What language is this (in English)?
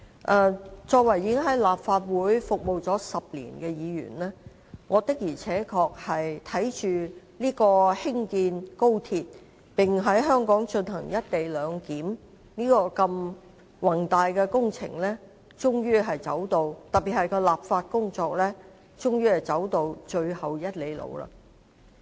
Cantonese